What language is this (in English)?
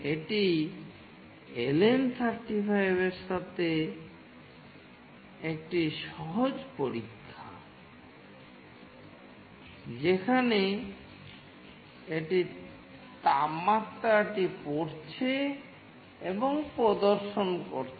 Bangla